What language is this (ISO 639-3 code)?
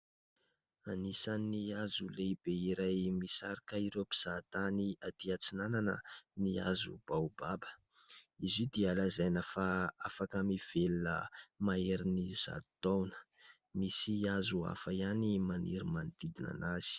mlg